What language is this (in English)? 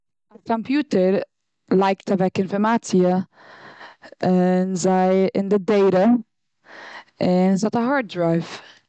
Yiddish